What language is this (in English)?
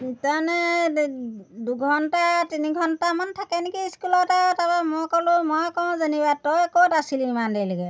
Assamese